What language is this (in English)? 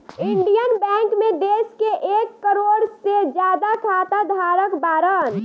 Bhojpuri